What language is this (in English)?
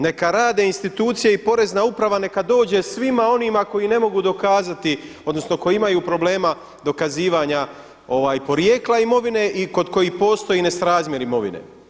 Croatian